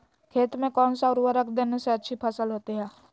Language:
Magahi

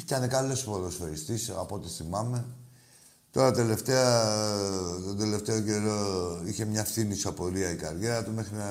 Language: Greek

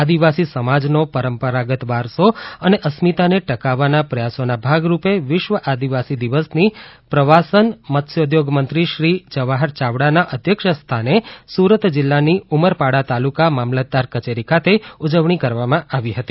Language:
Gujarati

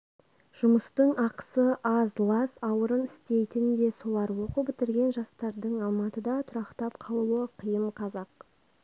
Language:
Kazakh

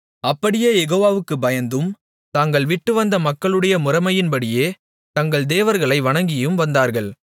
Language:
Tamil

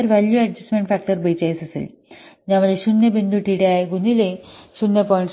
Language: Marathi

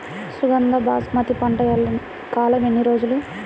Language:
Telugu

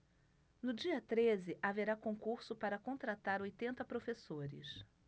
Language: Portuguese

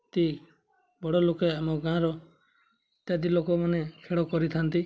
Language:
Odia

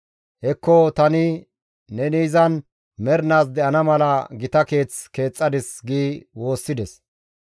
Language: Gamo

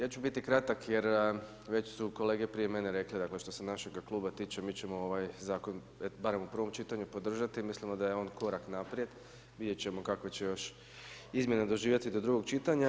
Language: Croatian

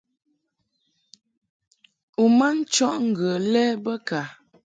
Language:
Mungaka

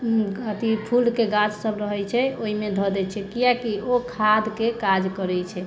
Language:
Maithili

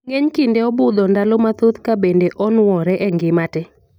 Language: Luo (Kenya and Tanzania)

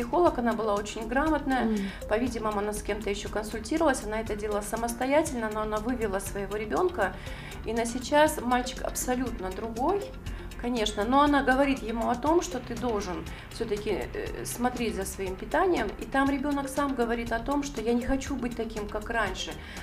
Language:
Russian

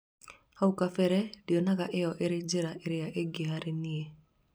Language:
Kikuyu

